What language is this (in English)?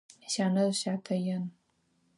Adyghe